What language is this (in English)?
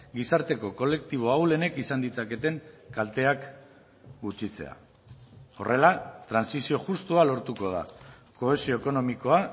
Basque